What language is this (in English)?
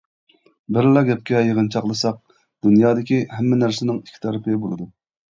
Uyghur